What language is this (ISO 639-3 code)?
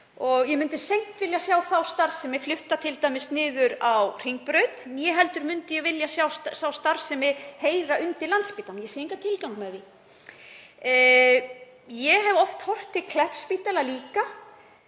isl